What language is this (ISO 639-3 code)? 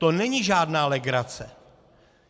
ces